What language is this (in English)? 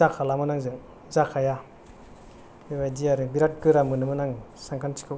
Bodo